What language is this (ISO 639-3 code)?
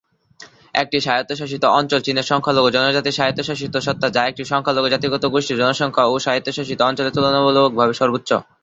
ben